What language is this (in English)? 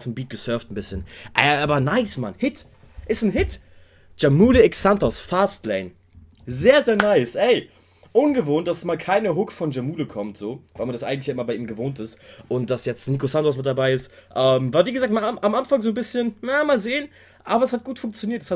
German